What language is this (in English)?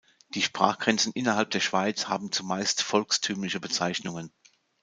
German